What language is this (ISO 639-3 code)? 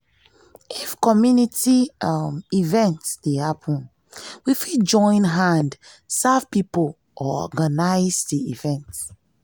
pcm